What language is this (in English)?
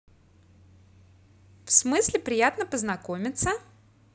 Russian